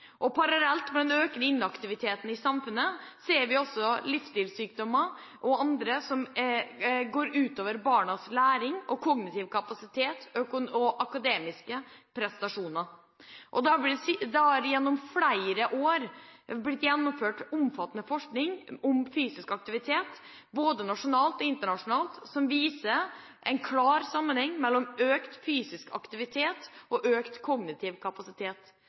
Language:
Norwegian Bokmål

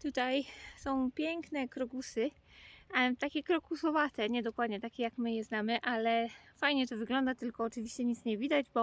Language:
Polish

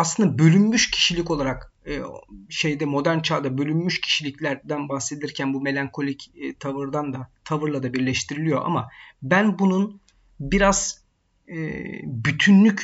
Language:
Turkish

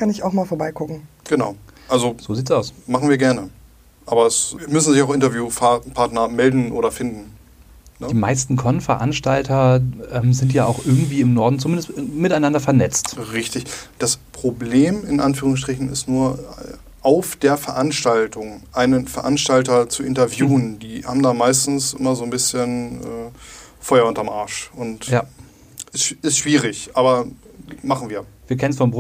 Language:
German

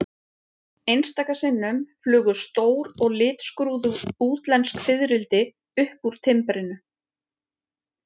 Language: Icelandic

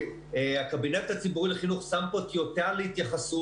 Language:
Hebrew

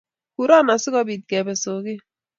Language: Kalenjin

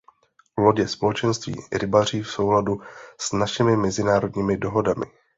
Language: Czech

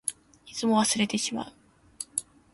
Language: Japanese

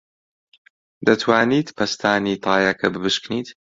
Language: Central Kurdish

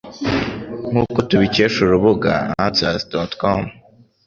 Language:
Kinyarwanda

